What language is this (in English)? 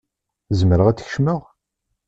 Kabyle